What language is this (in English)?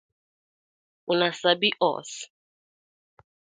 Nigerian Pidgin